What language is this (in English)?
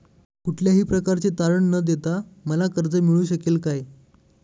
Marathi